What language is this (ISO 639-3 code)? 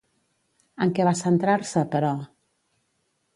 cat